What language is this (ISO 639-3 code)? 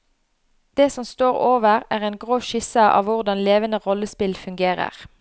nor